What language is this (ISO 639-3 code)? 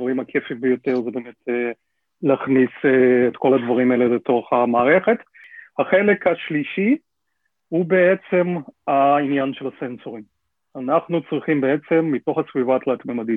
heb